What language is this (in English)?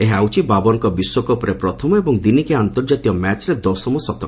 Odia